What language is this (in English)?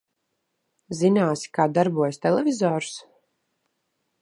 Latvian